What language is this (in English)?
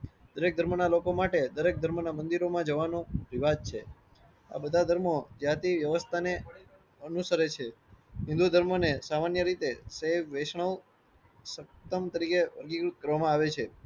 Gujarati